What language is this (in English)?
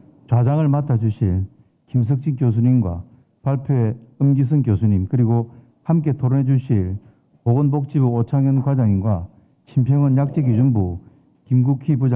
Korean